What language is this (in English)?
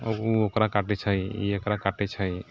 Maithili